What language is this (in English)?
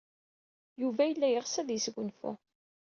Kabyle